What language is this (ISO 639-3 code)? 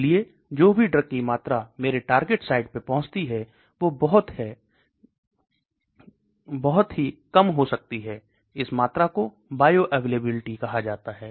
hin